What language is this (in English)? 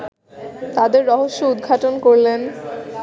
Bangla